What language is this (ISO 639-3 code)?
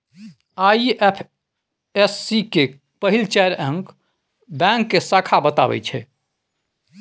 mai